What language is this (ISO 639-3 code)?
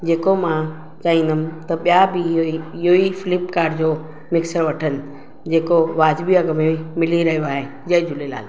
snd